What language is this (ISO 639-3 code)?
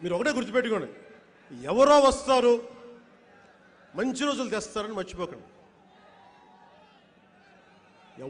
ron